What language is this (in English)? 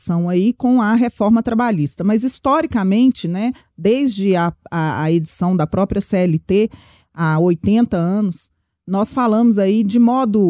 Portuguese